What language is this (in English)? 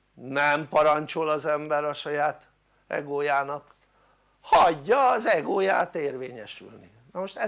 Hungarian